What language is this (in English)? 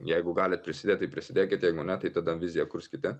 Lithuanian